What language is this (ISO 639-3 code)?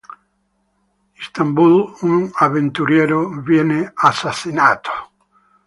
ita